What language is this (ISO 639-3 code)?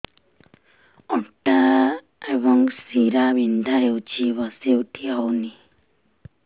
ori